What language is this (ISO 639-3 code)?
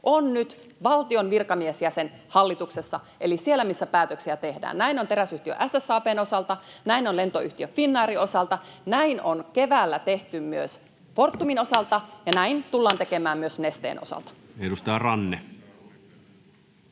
fin